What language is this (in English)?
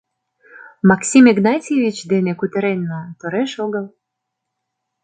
Mari